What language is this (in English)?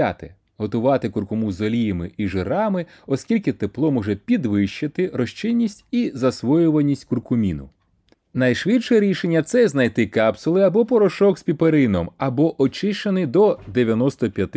Ukrainian